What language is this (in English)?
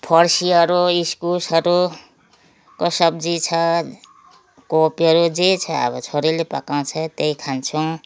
Nepali